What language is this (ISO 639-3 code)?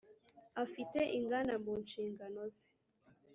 kin